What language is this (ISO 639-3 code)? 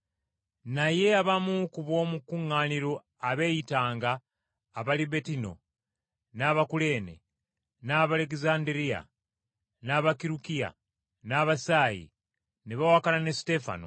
lug